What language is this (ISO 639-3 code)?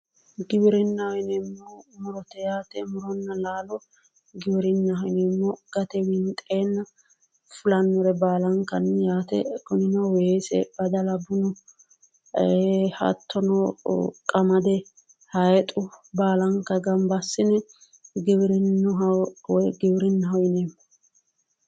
sid